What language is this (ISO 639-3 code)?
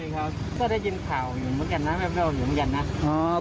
tha